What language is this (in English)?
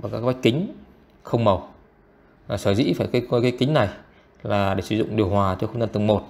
Vietnamese